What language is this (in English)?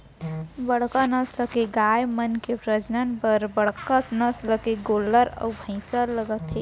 Chhattisgarhi